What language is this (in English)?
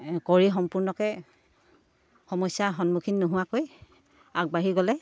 Assamese